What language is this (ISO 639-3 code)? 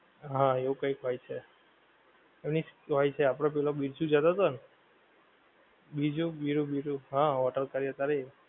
guj